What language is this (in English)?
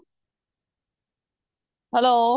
Punjabi